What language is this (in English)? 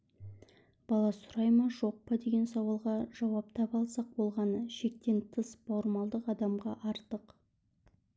Kazakh